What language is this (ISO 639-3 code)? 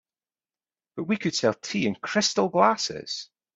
eng